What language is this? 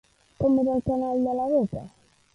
Catalan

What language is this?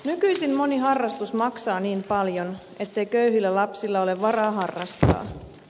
Finnish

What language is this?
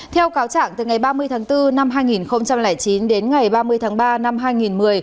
Vietnamese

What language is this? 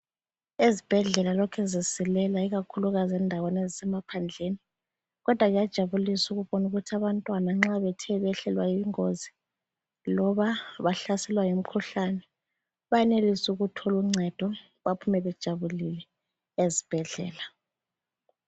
North Ndebele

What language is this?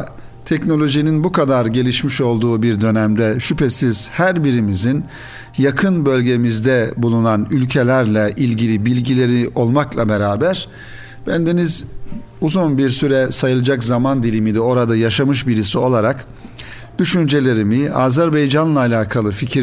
Turkish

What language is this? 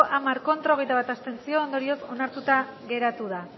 Basque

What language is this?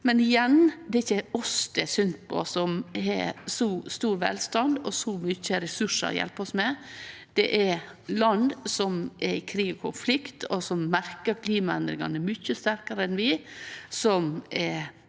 Norwegian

